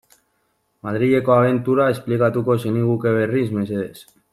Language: Basque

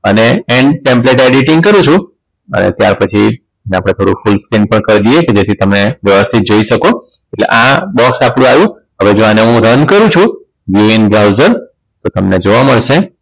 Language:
Gujarati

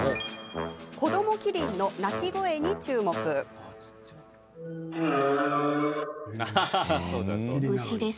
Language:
Japanese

